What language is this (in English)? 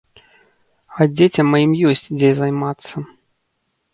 Belarusian